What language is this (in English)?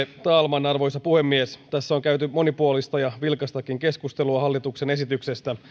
Finnish